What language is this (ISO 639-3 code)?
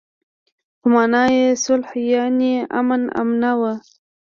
pus